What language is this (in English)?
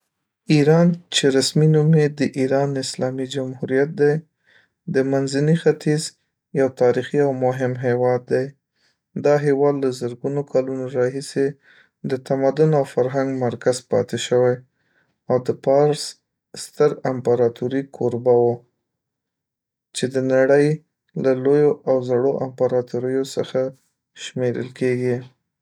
Pashto